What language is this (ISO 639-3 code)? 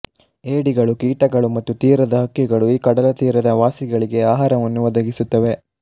kan